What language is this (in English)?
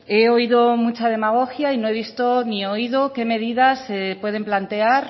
Spanish